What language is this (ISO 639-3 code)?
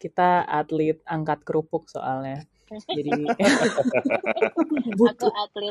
ind